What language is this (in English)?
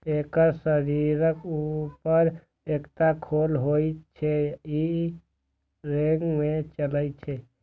Maithili